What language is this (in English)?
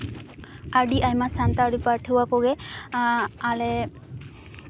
Santali